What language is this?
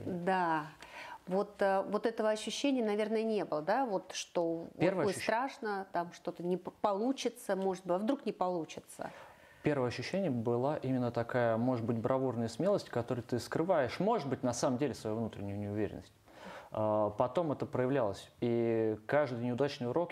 Russian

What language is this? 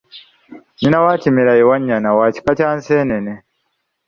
Ganda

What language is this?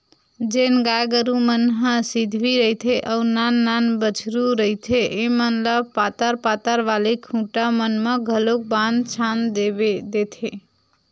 Chhattisgarhi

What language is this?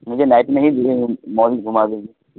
Urdu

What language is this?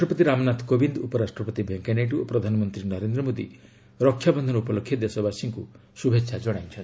Odia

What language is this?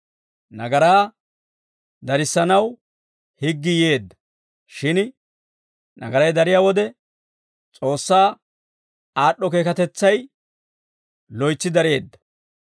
Dawro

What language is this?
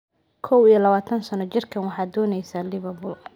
Somali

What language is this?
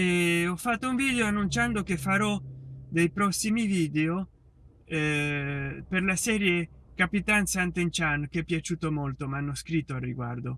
Italian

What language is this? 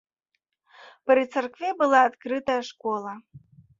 Belarusian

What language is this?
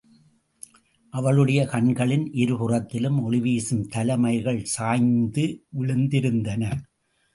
Tamil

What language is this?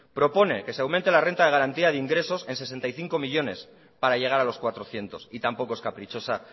Spanish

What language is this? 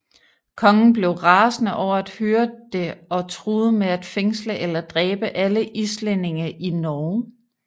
Danish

